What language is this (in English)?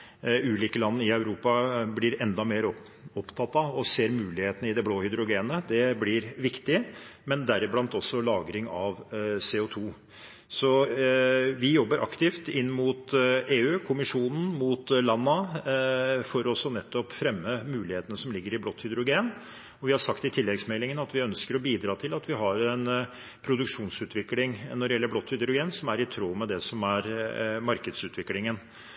Norwegian Bokmål